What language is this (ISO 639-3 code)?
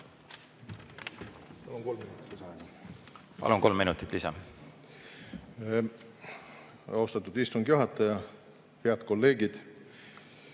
est